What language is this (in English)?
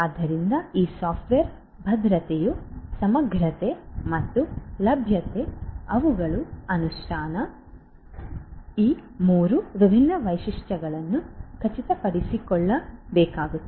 Kannada